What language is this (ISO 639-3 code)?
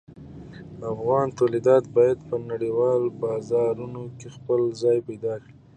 pus